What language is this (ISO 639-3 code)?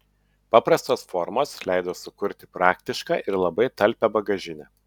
lit